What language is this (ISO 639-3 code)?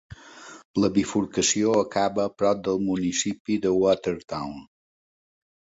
cat